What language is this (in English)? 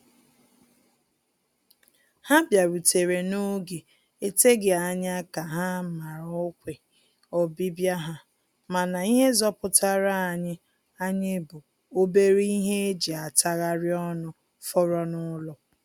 Igbo